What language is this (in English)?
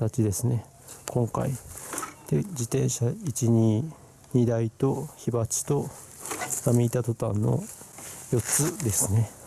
Japanese